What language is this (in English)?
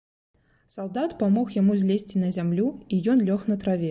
Belarusian